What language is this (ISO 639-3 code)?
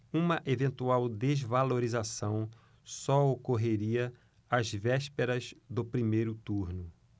por